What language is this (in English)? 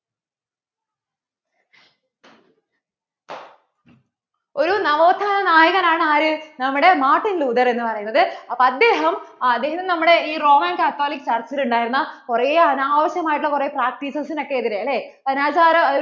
Malayalam